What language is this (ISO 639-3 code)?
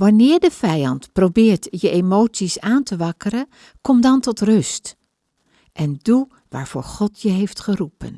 nld